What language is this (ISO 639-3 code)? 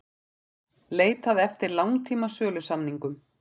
isl